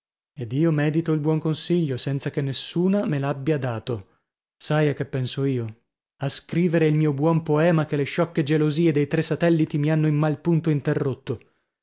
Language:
Italian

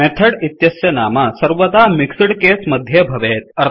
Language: Sanskrit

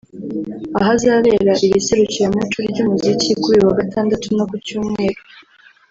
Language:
Kinyarwanda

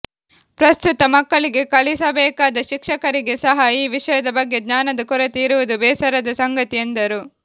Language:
Kannada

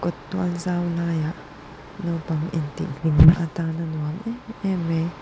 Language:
Mizo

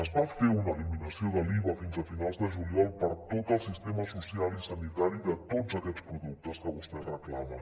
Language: Catalan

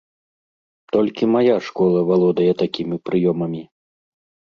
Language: Belarusian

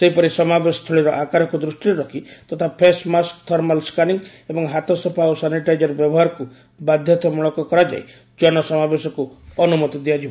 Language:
Odia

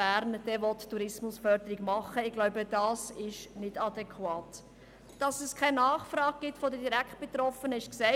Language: Swiss German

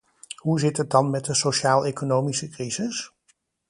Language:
Dutch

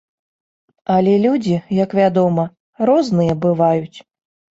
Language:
Belarusian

